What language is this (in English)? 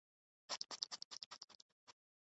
Urdu